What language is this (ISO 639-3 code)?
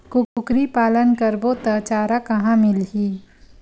hne